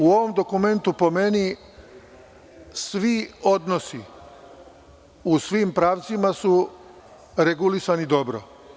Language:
Serbian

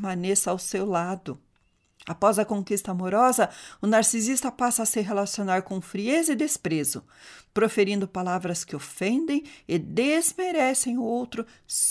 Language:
Portuguese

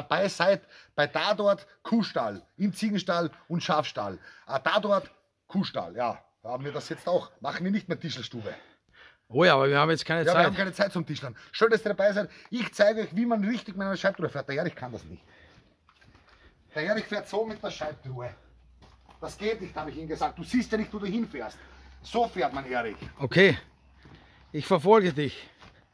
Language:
German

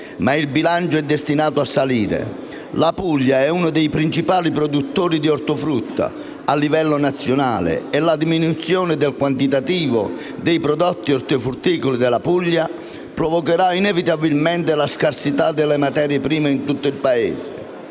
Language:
Italian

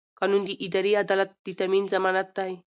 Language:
Pashto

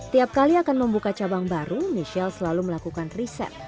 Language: Indonesian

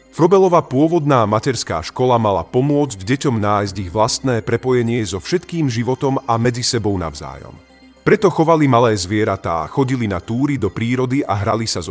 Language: Slovak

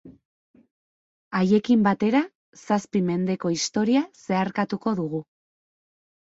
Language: Basque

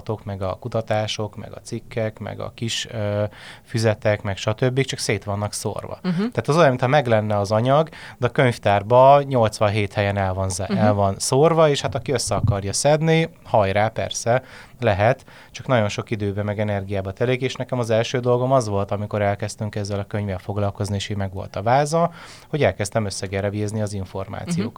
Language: Hungarian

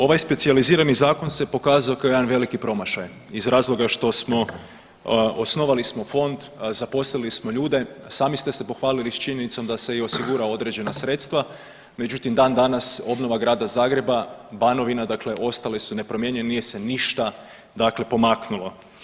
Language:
Croatian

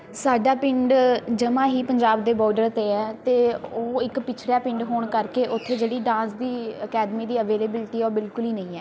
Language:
Punjabi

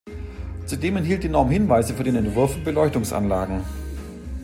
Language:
German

